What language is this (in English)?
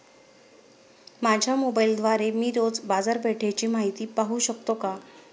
Marathi